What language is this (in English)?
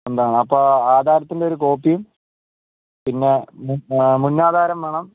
Malayalam